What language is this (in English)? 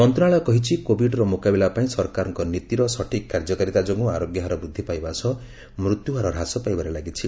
Odia